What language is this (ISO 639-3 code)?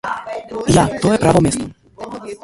slv